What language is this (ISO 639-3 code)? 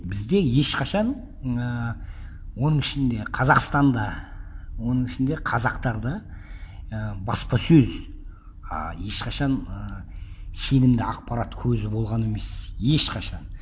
kaz